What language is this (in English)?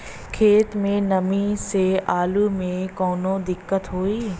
Bhojpuri